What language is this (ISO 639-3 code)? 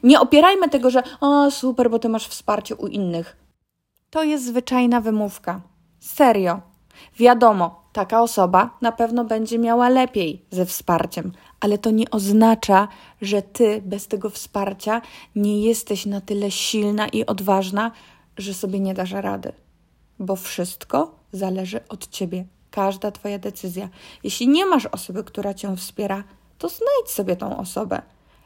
pol